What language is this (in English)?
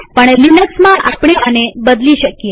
Gujarati